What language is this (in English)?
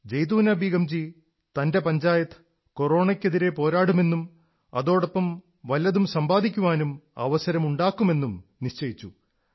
Malayalam